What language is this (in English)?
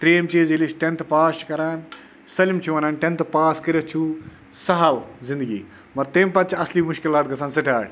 Kashmiri